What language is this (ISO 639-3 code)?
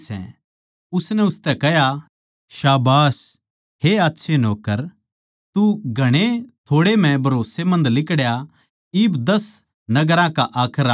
bgc